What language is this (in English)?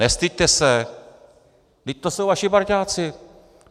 Czech